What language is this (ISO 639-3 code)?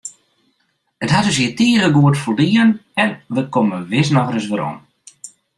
fry